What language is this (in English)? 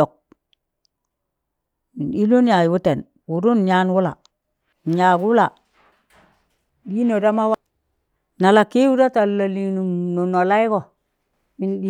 Tangale